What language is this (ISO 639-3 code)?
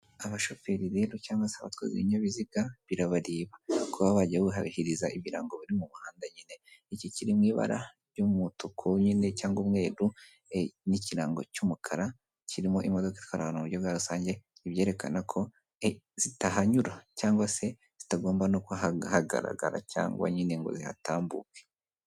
kin